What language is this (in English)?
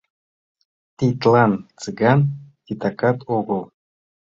Mari